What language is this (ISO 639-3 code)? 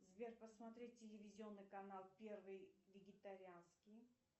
rus